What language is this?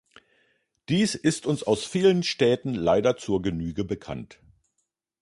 German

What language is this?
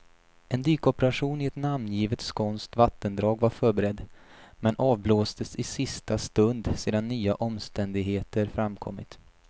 Swedish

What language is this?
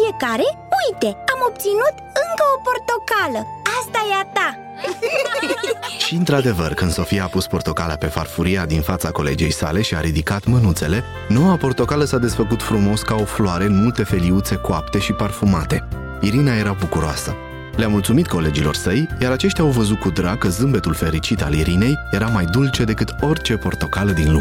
Romanian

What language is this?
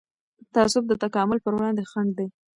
Pashto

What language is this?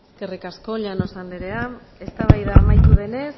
Basque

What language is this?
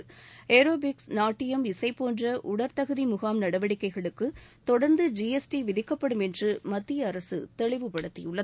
Tamil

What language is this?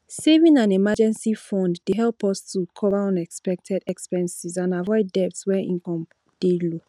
Nigerian Pidgin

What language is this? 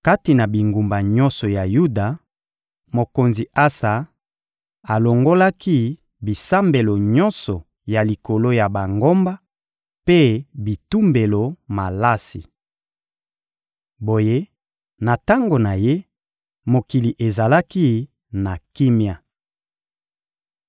Lingala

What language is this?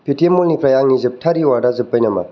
Bodo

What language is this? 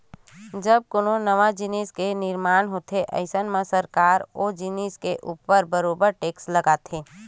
Chhattisgarhi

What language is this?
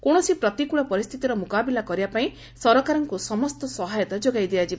Odia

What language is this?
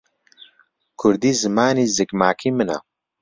Central Kurdish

